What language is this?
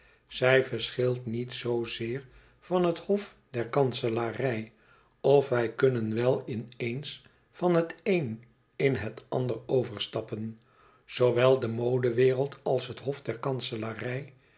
Dutch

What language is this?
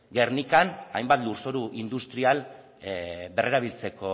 Basque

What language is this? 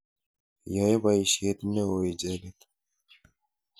Kalenjin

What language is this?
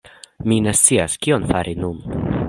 Esperanto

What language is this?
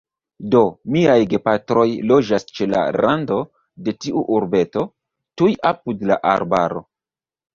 Esperanto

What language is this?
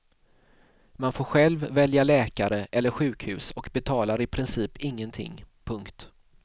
Swedish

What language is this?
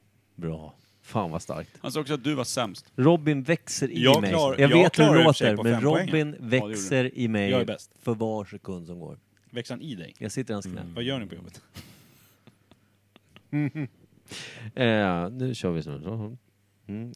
Swedish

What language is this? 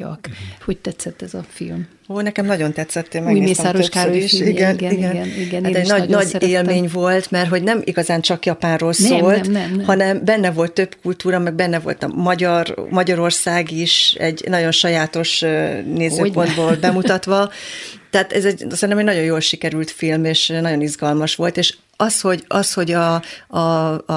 Hungarian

